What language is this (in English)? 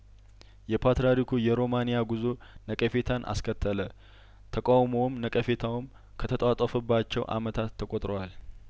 Amharic